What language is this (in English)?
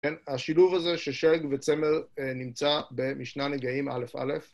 Hebrew